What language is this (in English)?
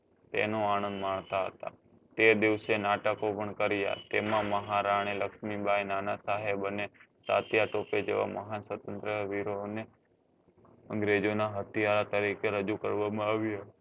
Gujarati